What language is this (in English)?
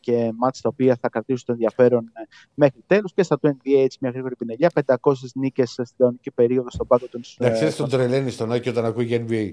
Greek